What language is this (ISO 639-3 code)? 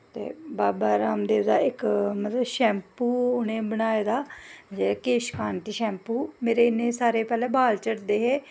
doi